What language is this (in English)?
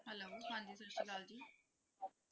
Punjabi